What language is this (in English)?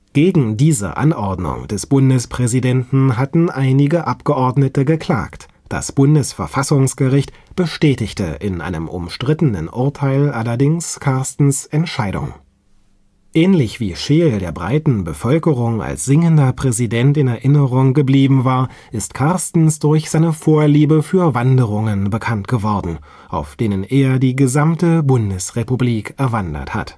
German